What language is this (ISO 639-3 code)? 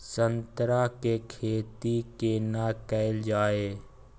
mai